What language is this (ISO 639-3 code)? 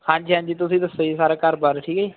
pan